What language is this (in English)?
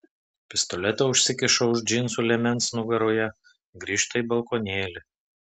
Lithuanian